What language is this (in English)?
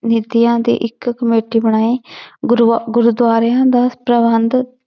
Punjabi